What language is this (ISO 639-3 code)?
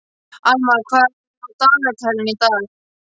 isl